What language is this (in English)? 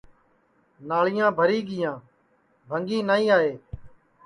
Sansi